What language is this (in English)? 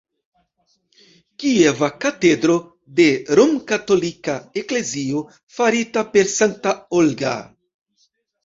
Esperanto